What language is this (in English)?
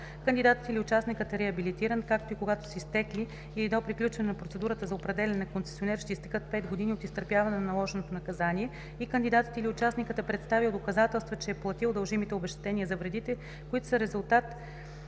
Bulgarian